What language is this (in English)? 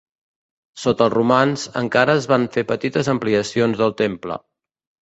Catalan